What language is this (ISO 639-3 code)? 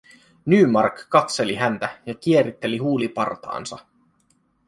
fin